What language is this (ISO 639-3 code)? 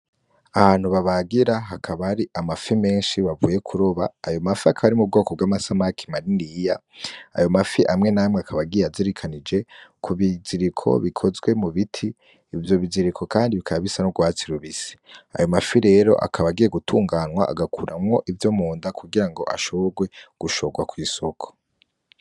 run